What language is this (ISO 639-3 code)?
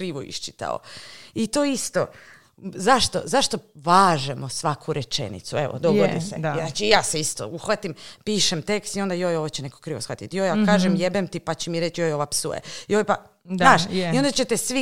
hrv